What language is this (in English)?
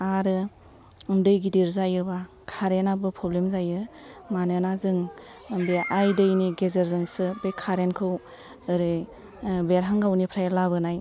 Bodo